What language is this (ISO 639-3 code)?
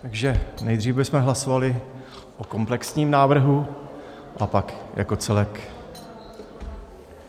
ces